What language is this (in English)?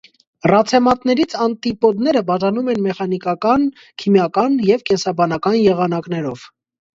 Armenian